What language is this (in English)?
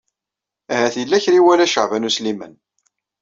Kabyle